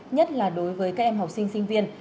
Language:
Vietnamese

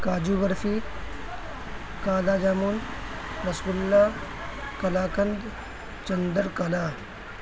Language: Urdu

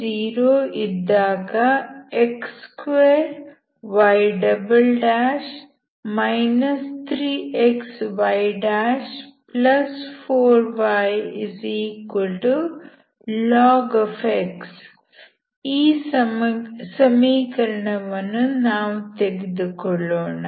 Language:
Kannada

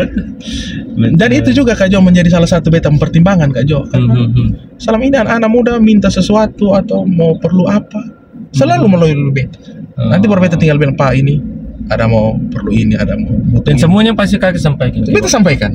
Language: Indonesian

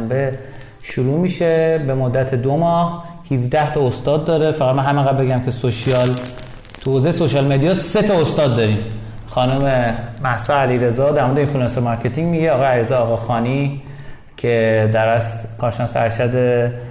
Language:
Persian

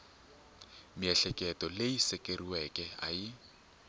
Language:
Tsonga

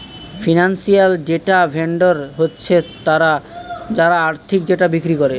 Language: Bangla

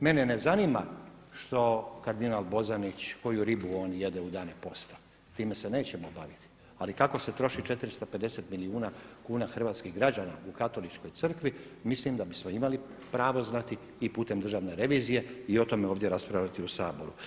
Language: Croatian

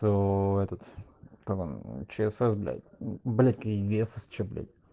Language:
Russian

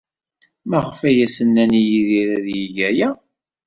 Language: Kabyle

